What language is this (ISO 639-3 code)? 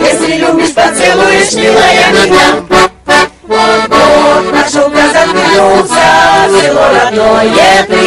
rus